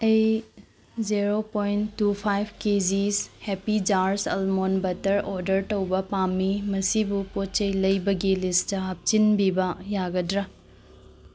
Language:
Manipuri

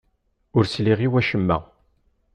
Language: Kabyle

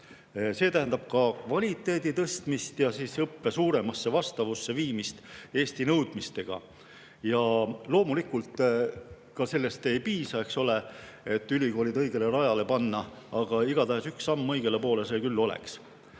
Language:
Estonian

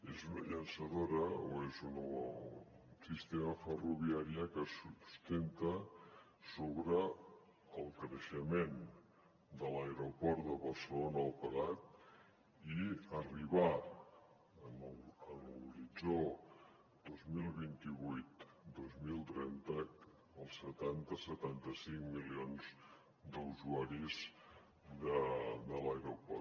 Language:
Catalan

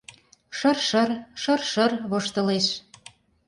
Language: Mari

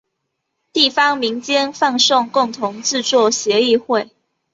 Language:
Chinese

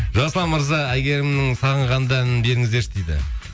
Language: Kazakh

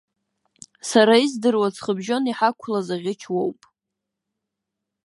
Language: Abkhazian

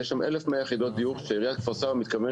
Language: Hebrew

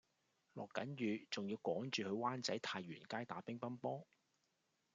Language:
Cantonese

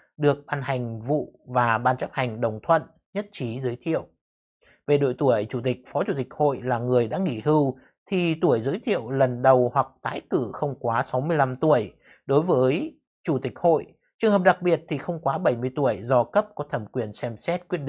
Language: Vietnamese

